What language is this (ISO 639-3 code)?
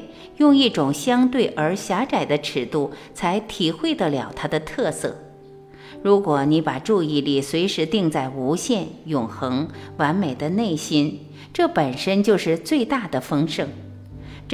zho